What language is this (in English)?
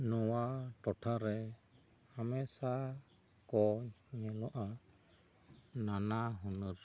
Santali